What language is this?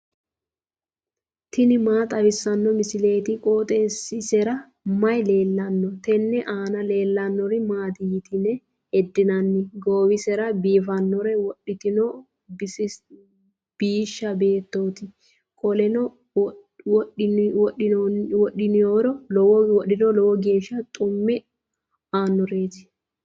Sidamo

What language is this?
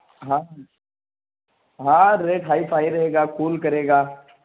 Urdu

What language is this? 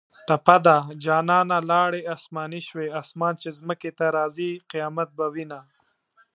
Pashto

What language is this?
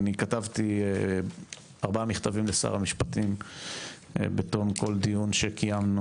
Hebrew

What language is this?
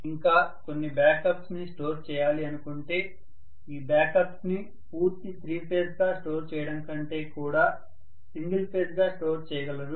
Telugu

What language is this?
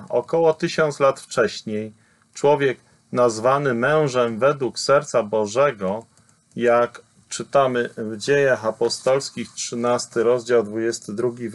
Polish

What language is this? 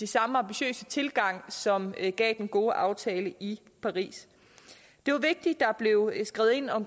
Danish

